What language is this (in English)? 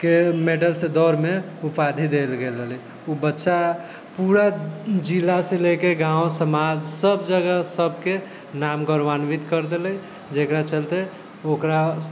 Maithili